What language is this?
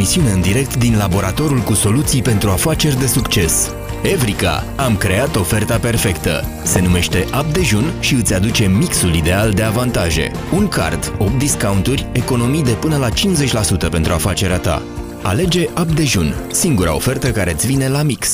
Romanian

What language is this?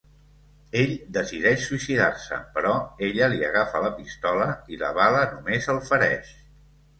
Catalan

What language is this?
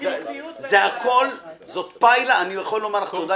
Hebrew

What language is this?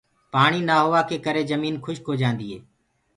Gurgula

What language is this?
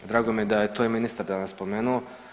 Croatian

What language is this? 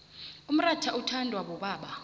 South Ndebele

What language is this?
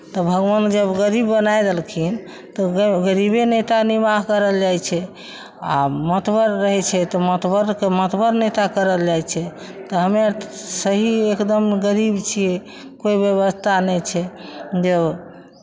Maithili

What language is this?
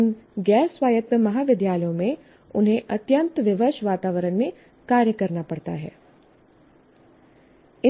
Hindi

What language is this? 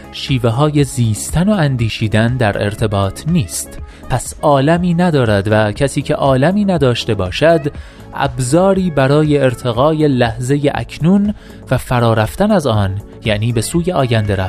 Persian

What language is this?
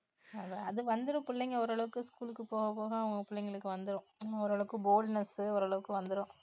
Tamil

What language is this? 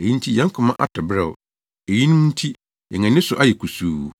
Akan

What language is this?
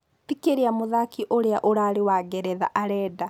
Kikuyu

